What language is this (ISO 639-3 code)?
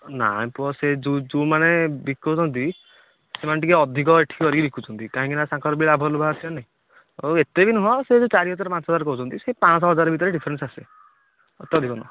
ori